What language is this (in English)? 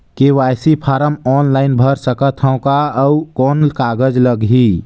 Chhattisgarhi